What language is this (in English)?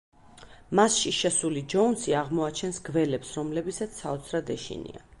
Georgian